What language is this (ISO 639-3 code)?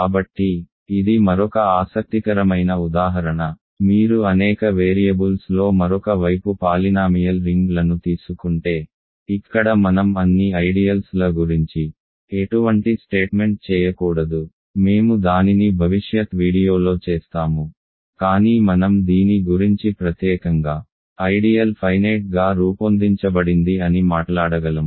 tel